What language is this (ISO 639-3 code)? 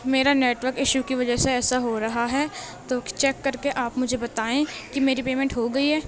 urd